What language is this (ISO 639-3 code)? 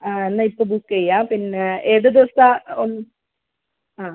mal